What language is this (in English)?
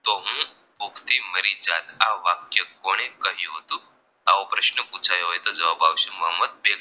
Gujarati